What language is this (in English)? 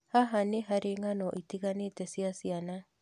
Kikuyu